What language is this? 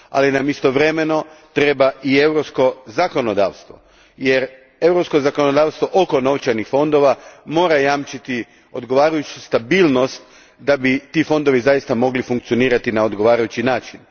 Croatian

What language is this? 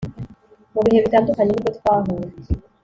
Kinyarwanda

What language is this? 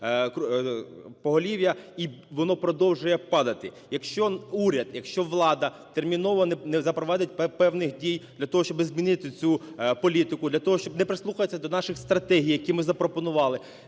Ukrainian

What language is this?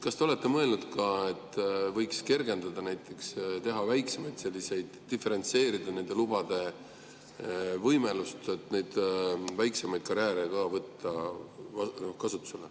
Estonian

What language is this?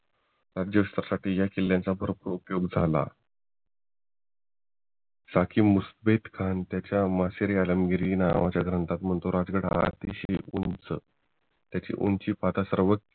Marathi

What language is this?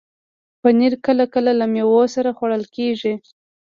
Pashto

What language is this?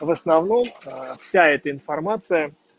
Russian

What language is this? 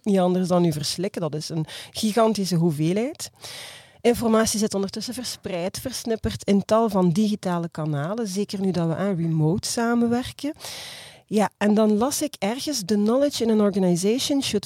Dutch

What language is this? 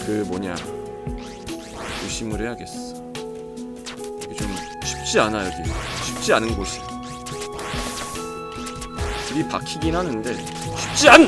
Korean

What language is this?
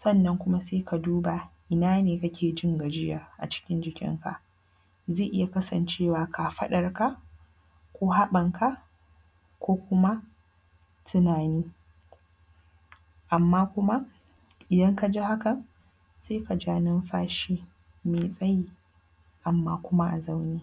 Hausa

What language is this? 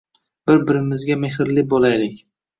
Uzbek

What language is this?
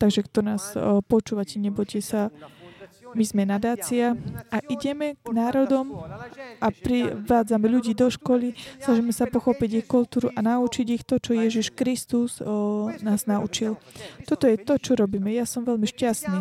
Slovak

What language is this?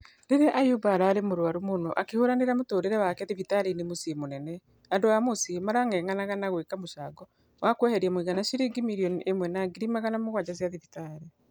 Kikuyu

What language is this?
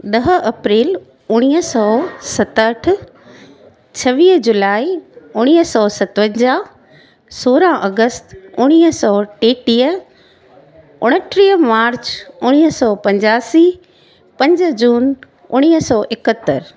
Sindhi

